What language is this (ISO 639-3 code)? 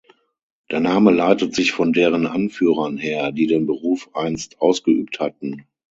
deu